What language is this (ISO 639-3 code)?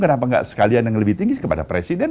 ind